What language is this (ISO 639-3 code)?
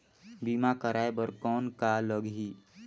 hne